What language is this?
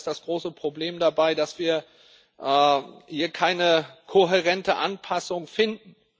German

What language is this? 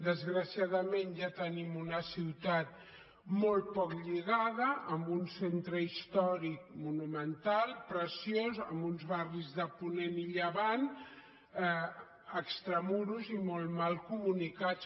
Catalan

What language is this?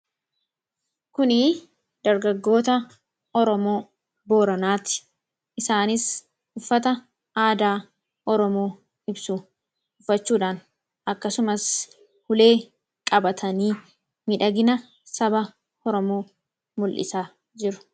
Oromo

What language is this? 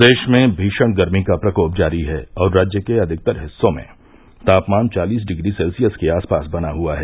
Hindi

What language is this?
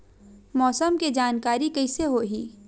Chhattisgarhi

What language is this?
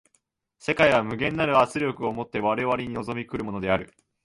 Japanese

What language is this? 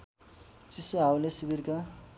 Nepali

